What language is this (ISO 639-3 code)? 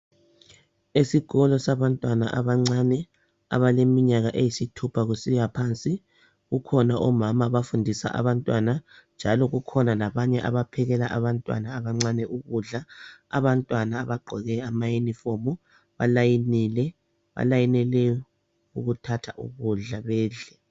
nde